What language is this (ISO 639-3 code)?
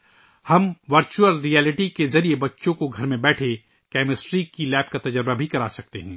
urd